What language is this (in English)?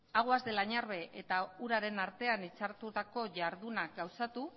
Basque